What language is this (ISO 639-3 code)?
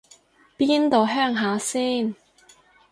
yue